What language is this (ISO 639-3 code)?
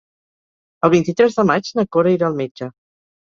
cat